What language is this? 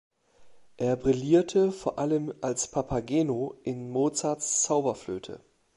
German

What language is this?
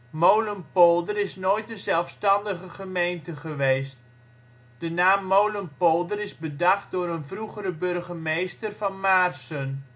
Dutch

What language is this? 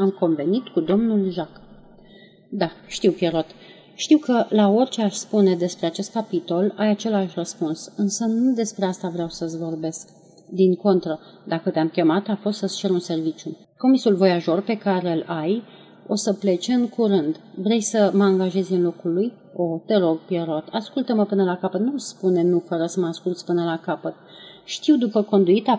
Romanian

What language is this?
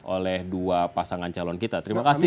Indonesian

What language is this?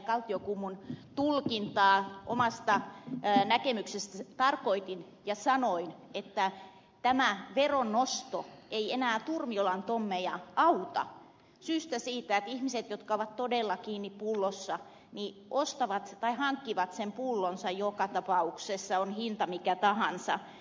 Finnish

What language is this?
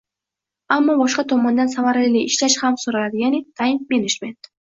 Uzbek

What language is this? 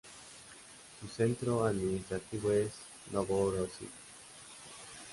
Spanish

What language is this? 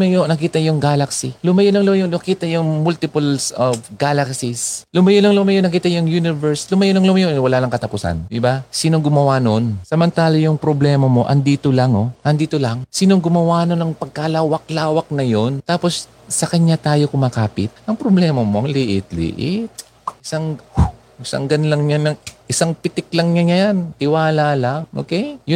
Filipino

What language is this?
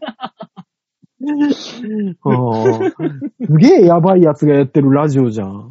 Japanese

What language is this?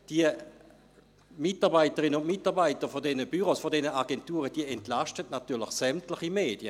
Swiss German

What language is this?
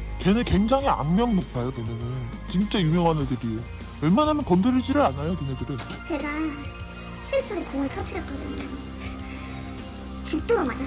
Korean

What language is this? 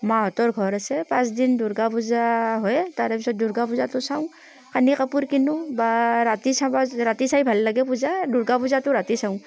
Assamese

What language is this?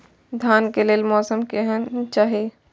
Maithili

